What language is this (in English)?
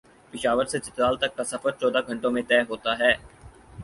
Urdu